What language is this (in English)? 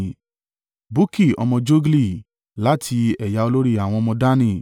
Yoruba